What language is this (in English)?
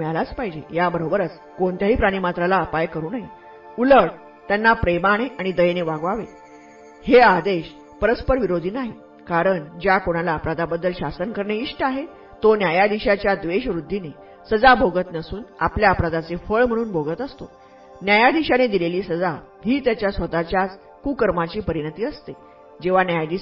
Marathi